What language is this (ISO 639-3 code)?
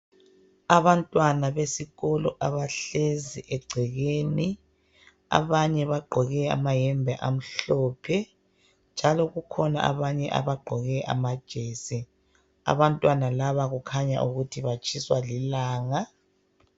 nde